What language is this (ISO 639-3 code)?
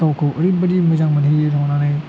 brx